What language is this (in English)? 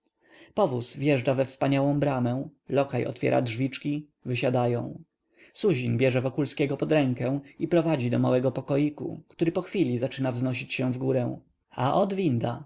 Polish